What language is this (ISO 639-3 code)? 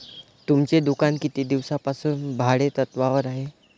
mar